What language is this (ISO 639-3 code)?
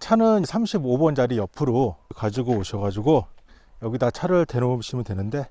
kor